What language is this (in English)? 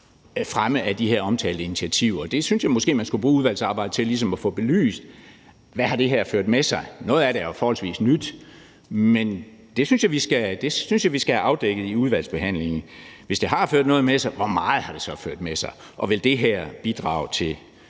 Danish